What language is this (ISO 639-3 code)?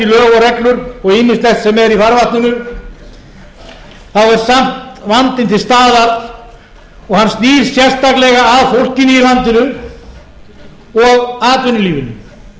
isl